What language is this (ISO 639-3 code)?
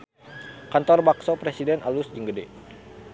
sun